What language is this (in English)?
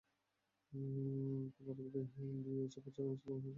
Bangla